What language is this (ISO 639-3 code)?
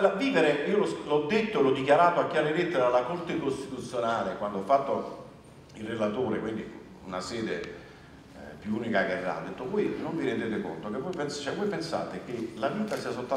ita